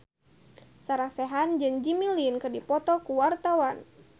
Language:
Sundanese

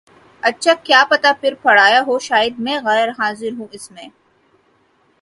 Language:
Urdu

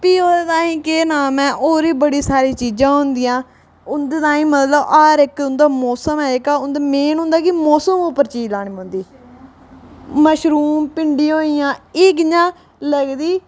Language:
Dogri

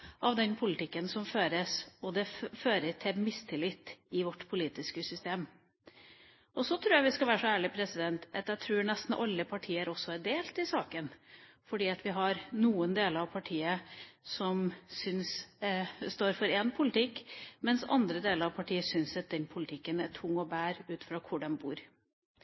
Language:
Norwegian Bokmål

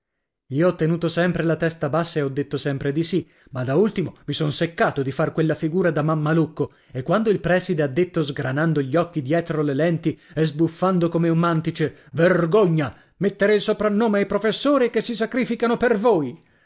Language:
Italian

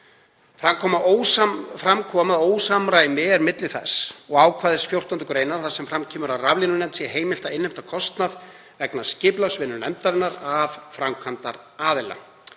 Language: Icelandic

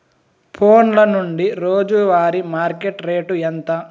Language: Telugu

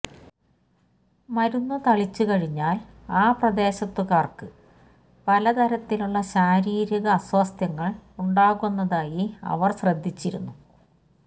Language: Malayalam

